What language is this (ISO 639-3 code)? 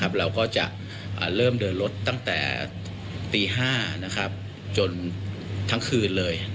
tha